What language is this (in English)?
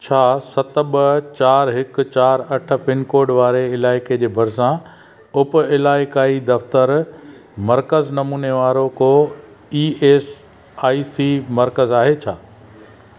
Sindhi